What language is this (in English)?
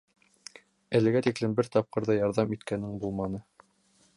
Bashkir